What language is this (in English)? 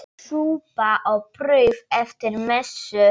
Icelandic